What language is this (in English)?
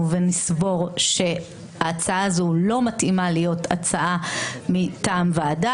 Hebrew